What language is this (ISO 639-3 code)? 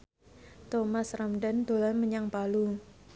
jav